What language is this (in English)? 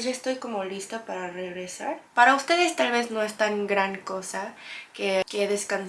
Spanish